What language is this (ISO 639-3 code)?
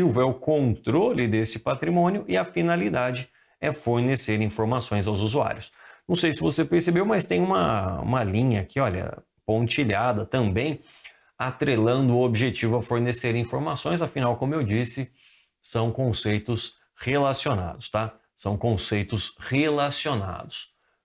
por